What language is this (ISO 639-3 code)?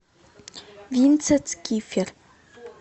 rus